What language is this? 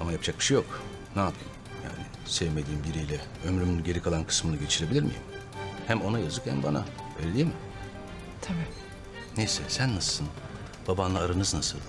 Turkish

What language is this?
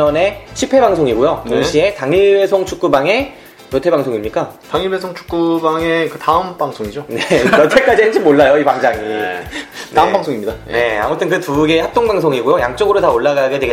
Korean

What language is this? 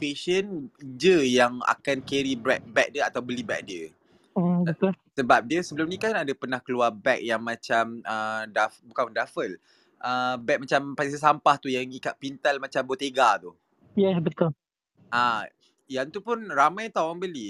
Malay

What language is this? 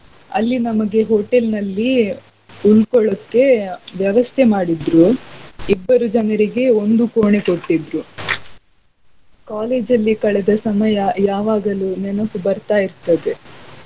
Kannada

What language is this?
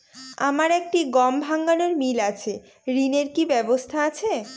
Bangla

